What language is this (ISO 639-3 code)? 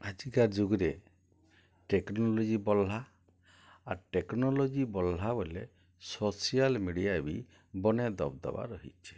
ori